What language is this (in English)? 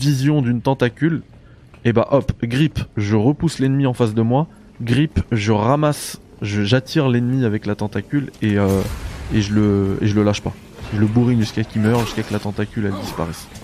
French